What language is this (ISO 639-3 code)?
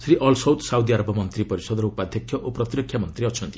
ori